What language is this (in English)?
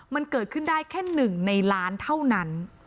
Thai